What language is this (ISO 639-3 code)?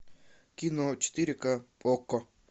rus